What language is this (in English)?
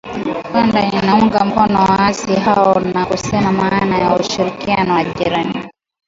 Swahili